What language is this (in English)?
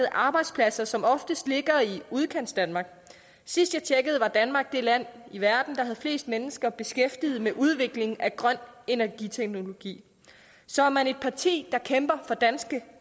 Danish